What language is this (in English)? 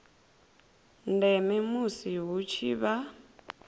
Venda